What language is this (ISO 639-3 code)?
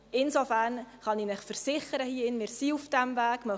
gsw